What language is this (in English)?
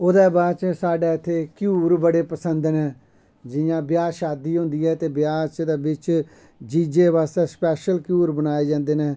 Dogri